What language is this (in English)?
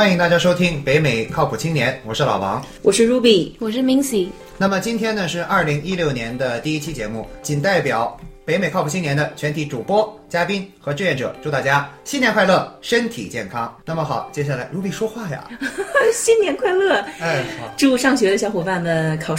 Chinese